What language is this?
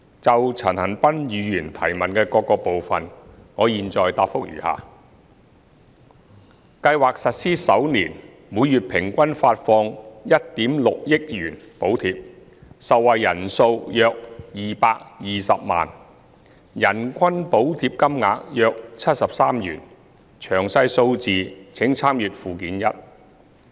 Cantonese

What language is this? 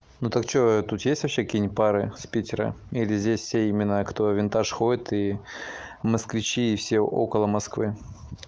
Russian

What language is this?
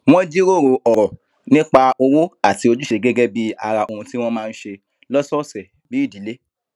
Yoruba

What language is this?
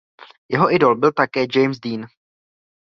Czech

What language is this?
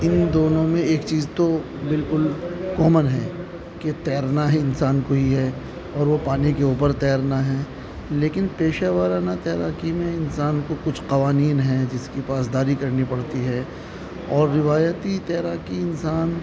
Urdu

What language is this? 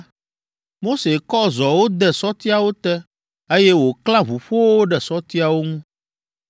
Ewe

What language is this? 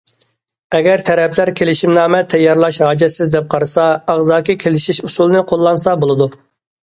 Uyghur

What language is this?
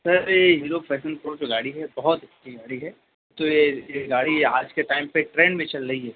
Urdu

